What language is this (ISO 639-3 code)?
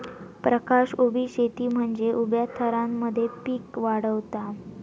mar